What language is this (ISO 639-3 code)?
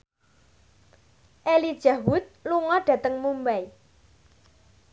jav